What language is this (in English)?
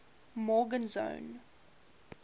English